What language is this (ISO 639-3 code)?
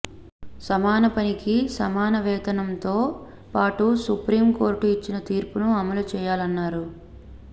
tel